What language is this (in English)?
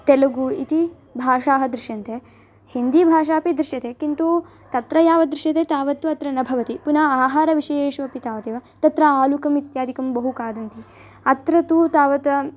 Sanskrit